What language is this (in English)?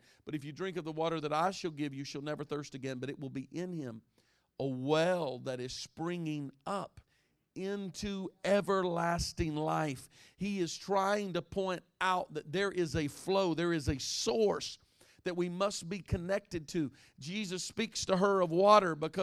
English